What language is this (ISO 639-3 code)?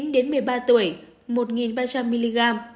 vie